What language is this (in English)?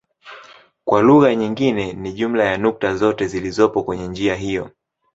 Swahili